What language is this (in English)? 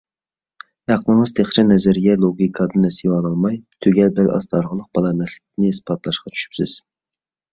Uyghur